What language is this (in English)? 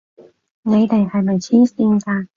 Cantonese